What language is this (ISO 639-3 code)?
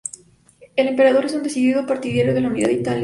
spa